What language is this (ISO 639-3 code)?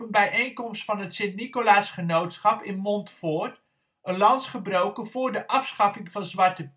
nld